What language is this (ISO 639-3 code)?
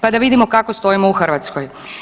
hrv